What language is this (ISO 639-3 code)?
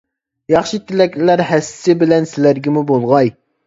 uig